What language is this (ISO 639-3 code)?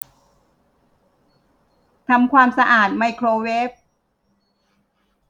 tha